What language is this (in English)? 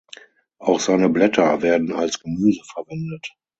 German